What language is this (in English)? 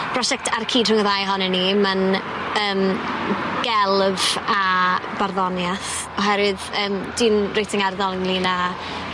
Welsh